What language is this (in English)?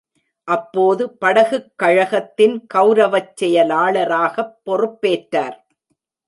Tamil